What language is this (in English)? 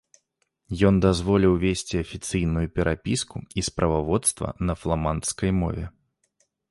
Belarusian